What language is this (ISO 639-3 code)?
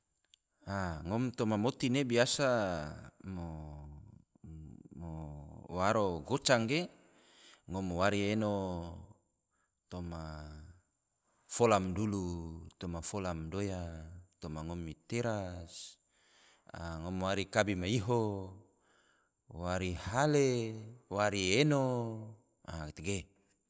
tvo